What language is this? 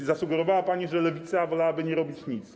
Polish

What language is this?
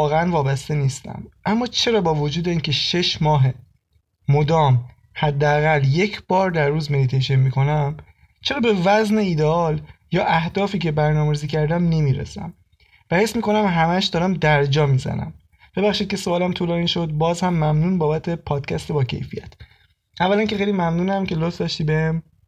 Persian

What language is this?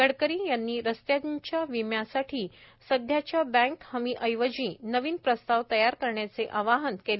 Marathi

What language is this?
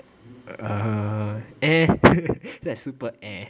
English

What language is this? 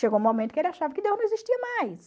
Portuguese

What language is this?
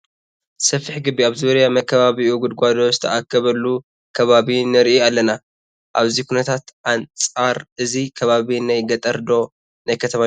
Tigrinya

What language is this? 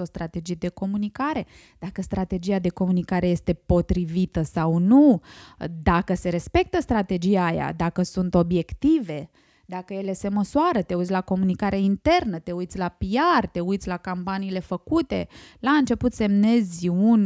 Romanian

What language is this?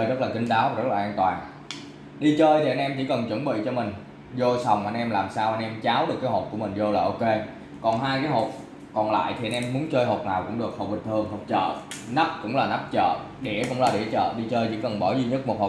Vietnamese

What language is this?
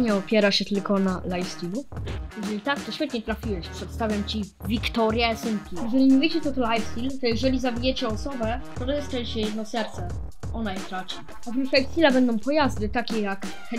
Polish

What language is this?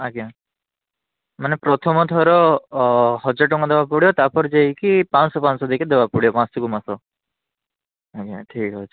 Odia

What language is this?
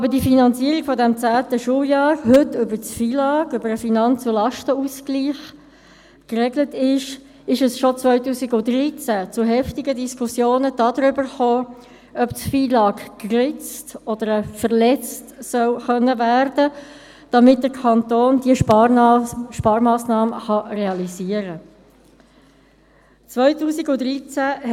Swiss German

